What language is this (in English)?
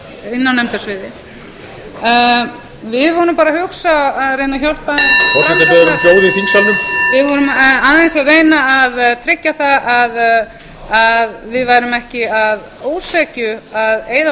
Icelandic